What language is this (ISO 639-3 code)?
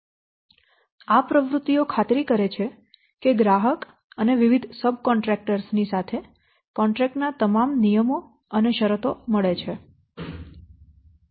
guj